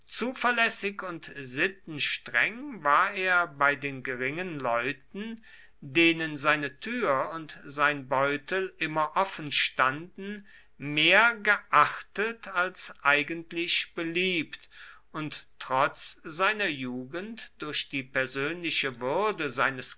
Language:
German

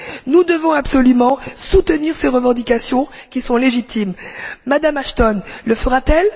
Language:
French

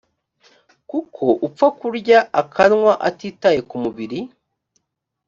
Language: Kinyarwanda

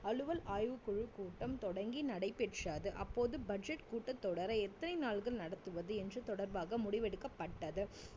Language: Tamil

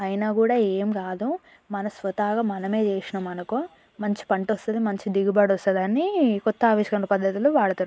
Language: Telugu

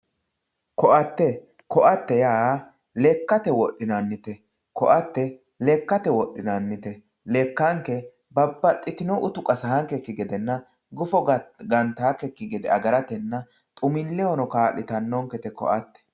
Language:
Sidamo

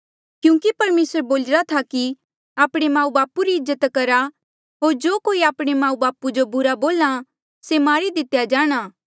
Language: Mandeali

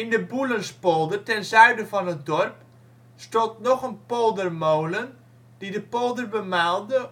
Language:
Dutch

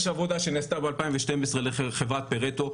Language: Hebrew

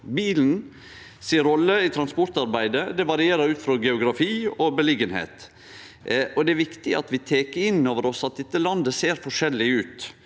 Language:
Norwegian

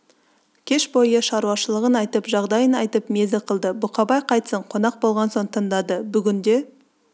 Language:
Kazakh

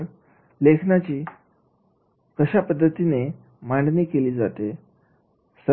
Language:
Marathi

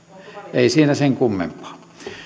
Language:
Finnish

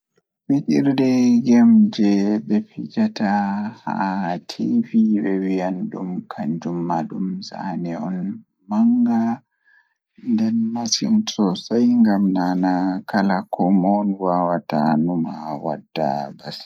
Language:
Fula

